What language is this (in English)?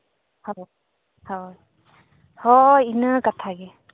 Santali